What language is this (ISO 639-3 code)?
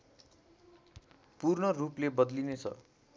nep